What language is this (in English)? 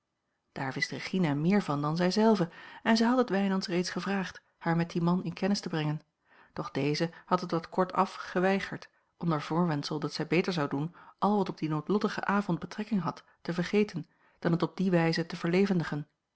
Dutch